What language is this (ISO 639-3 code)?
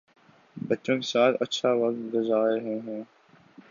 urd